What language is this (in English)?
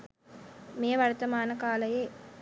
Sinhala